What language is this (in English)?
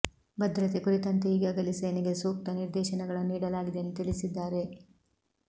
Kannada